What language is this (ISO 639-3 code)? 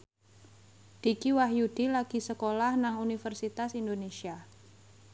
jav